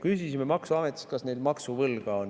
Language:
Estonian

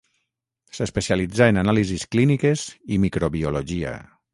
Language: Catalan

